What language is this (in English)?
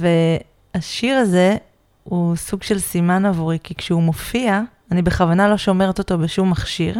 Hebrew